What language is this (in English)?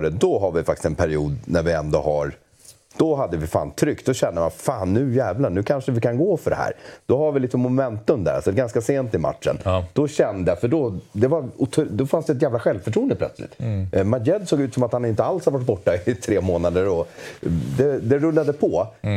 Swedish